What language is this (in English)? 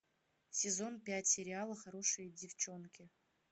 Russian